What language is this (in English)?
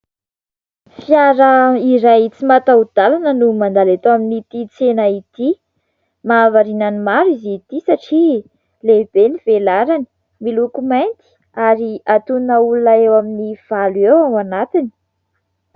Malagasy